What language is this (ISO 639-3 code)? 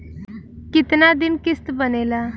bho